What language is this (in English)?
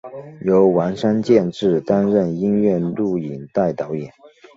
Chinese